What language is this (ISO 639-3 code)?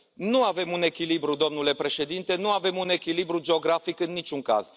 ron